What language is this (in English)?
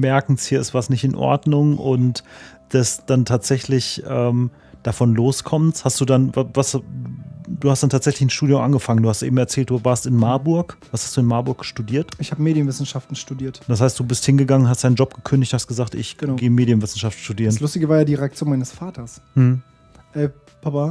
German